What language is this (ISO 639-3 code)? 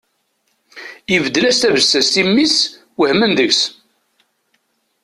kab